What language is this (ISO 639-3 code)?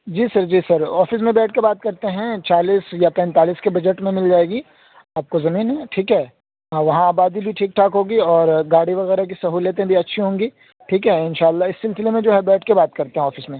urd